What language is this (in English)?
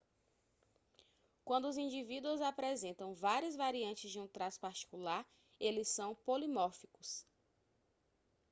Portuguese